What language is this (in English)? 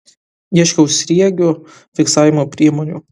Lithuanian